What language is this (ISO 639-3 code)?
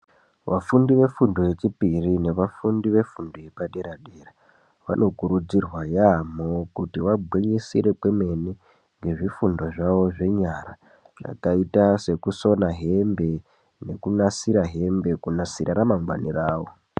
ndc